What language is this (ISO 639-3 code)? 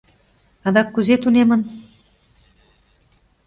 chm